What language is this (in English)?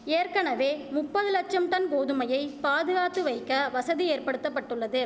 Tamil